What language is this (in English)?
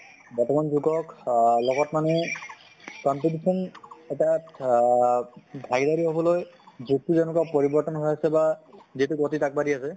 Assamese